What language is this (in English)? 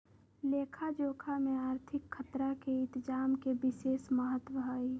Magahi